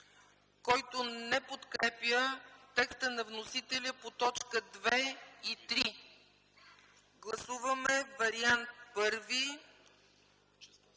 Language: Bulgarian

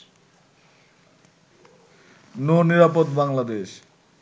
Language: Bangla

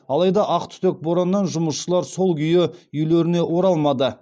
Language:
Kazakh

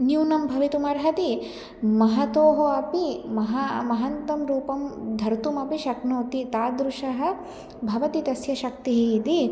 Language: Sanskrit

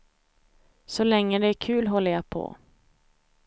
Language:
Swedish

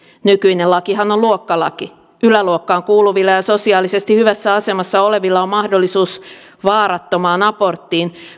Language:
Finnish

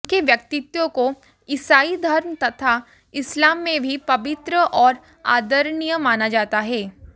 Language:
Hindi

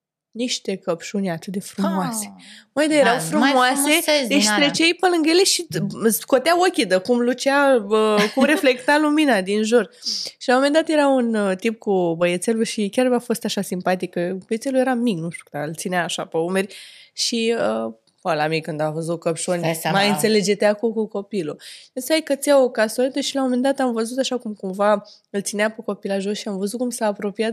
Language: Romanian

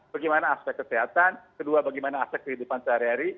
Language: Indonesian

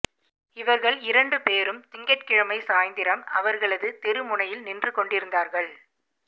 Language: Tamil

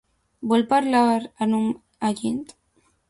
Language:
Catalan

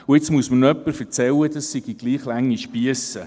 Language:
Swiss German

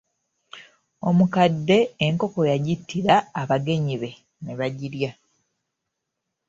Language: Ganda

